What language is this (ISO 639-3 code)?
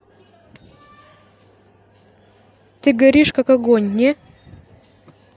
rus